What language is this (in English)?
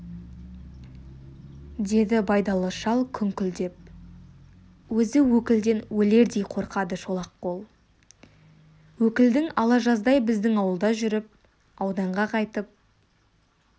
Kazakh